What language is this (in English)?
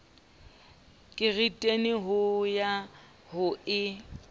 Southern Sotho